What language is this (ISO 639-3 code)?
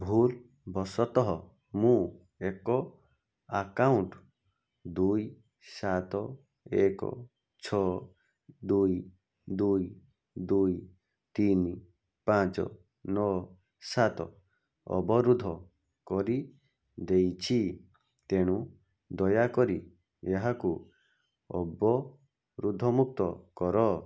ori